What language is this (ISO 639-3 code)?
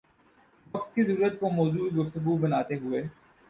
urd